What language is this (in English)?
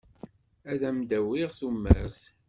Kabyle